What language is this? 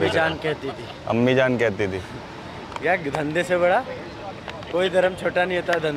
Hindi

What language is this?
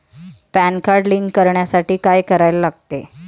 Marathi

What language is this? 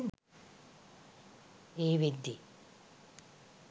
Sinhala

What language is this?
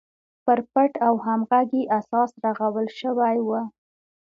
Pashto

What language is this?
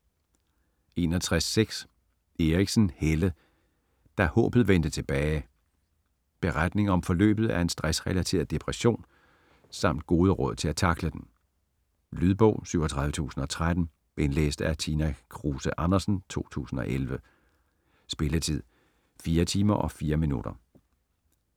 Danish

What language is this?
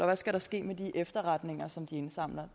Danish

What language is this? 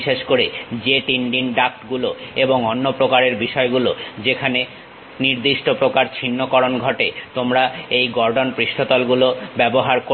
Bangla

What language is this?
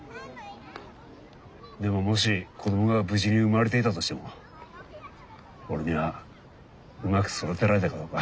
Japanese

